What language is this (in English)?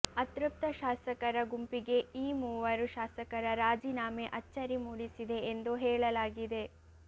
Kannada